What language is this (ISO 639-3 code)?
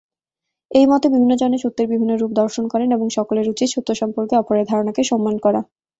ben